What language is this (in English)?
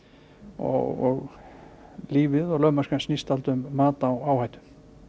Icelandic